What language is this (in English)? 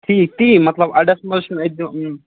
Kashmiri